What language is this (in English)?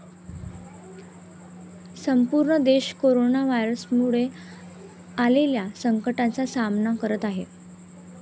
Marathi